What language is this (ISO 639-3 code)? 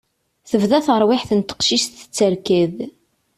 kab